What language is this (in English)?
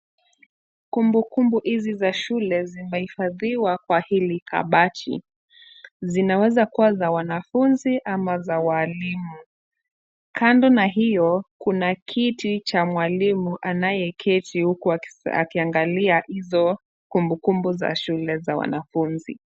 Swahili